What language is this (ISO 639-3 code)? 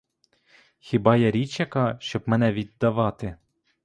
ukr